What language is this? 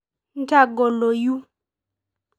Masai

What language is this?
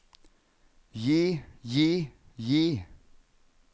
Norwegian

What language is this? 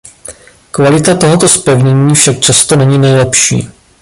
Czech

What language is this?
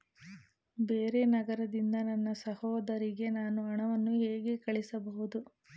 Kannada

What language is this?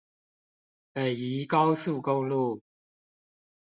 Chinese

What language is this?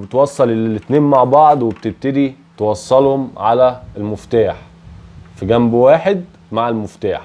Arabic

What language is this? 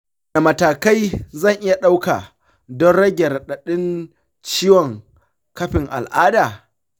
Hausa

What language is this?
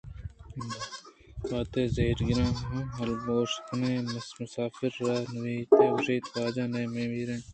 Eastern Balochi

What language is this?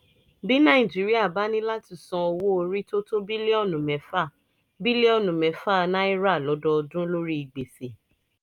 Yoruba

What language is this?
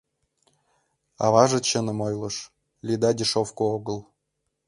Mari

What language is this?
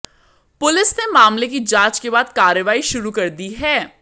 Hindi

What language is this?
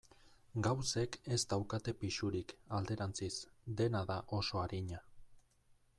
Basque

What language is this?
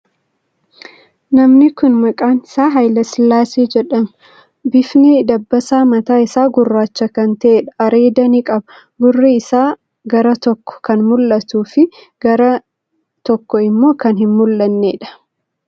Oromo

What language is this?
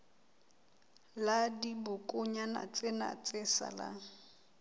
Southern Sotho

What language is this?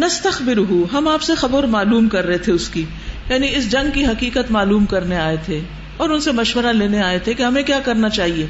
Urdu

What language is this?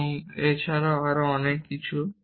Bangla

